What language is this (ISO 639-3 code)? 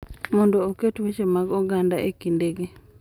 luo